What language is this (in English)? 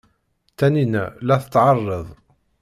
Kabyle